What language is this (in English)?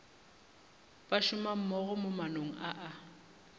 Northern Sotho